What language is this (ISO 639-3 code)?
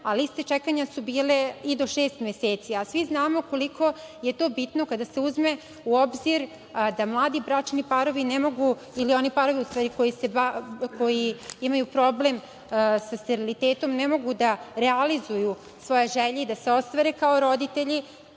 srp